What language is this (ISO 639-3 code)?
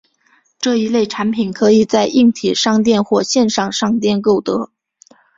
zho